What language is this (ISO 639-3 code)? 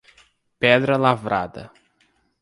por